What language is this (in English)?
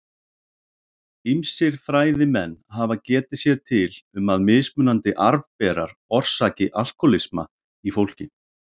Icelandic